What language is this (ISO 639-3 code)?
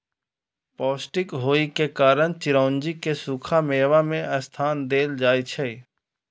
mai